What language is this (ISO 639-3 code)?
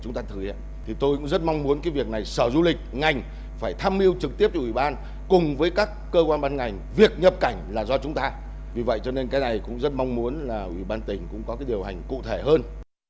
vie